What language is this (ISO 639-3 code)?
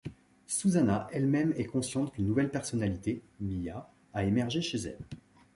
fra